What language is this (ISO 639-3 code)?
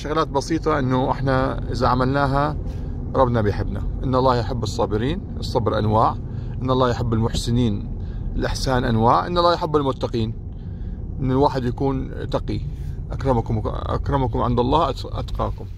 ara